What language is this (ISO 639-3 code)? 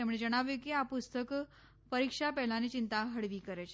guj